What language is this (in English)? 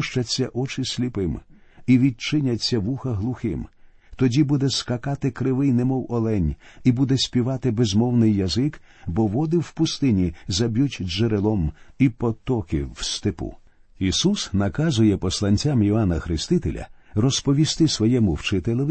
Ukrainian